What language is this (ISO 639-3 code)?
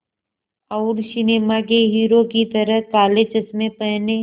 hin